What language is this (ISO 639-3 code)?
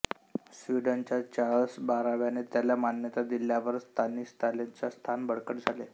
mar